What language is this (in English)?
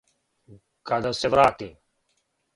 Serbian